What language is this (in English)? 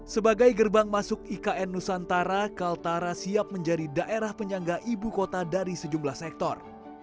Indonesian